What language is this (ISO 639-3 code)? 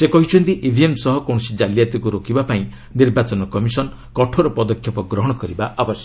ori